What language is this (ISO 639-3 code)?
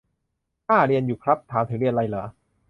tha